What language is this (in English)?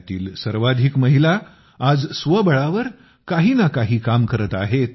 Marathi